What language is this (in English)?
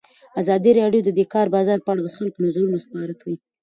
Pashto